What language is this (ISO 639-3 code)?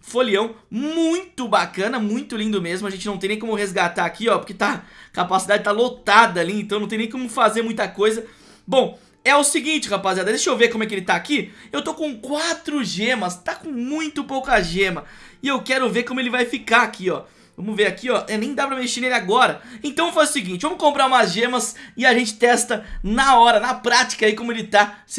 por